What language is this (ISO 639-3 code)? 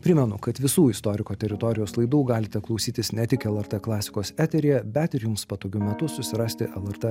lit